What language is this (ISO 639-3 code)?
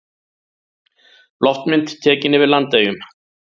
isl